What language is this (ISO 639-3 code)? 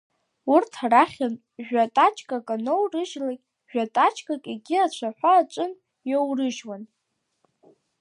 abk